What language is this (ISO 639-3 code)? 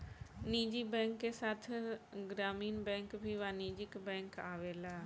bho